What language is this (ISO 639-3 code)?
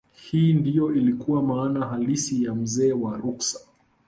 swa